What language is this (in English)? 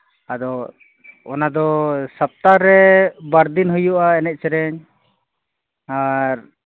Santali